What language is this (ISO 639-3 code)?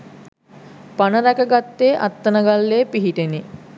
sin